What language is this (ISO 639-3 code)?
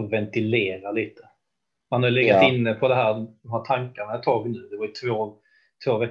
swe